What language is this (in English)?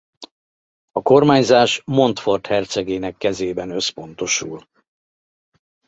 Hungarian